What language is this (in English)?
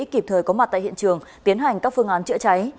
Vietnamese